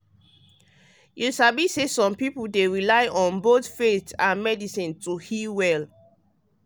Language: Nigerian Pidgin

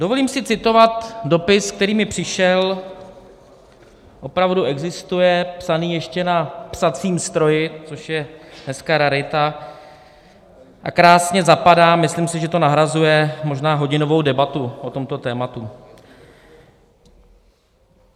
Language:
Czech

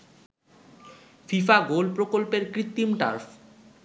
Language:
Bangla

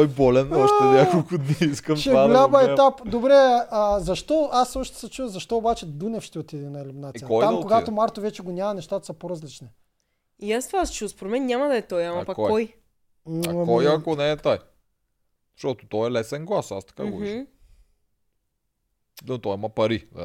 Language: Bulgarian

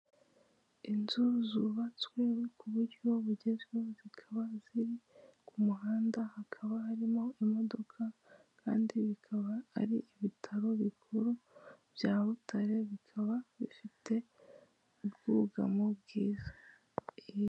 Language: Kinyarwanda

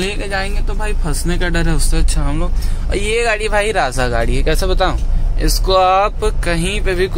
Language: Hindi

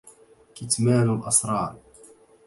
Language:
Arabic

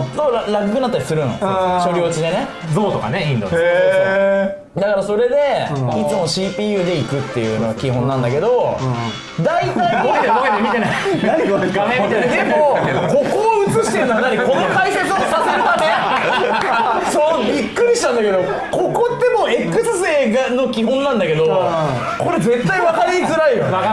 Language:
Japanese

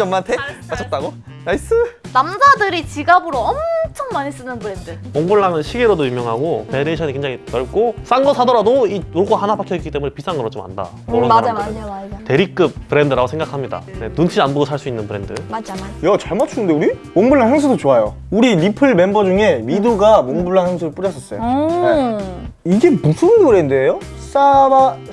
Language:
Korean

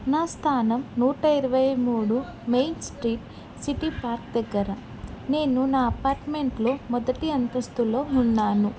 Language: Telugu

